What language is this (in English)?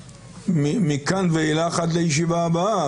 Hebrew